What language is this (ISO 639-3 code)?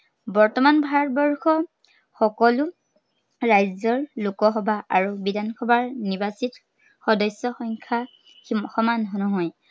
asm